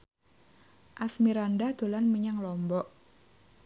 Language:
Javanese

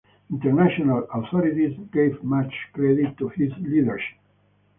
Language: English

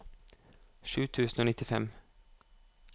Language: Norwegian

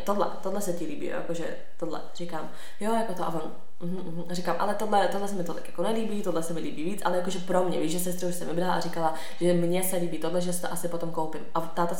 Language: Czech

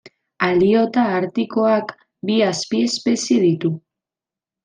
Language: Basque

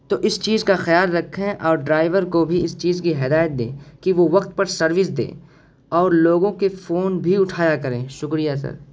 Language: Urdu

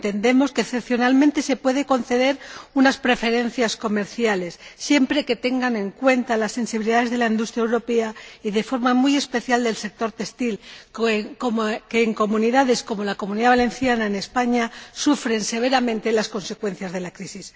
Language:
Spanish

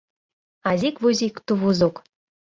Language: Mari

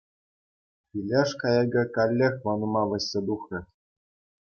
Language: Chuvash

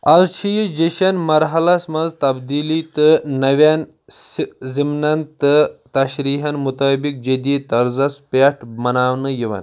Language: Kashmiri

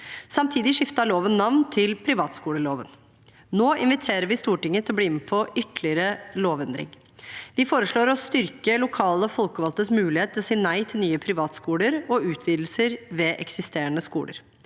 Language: Norwegian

